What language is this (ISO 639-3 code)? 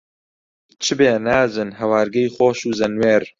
ckb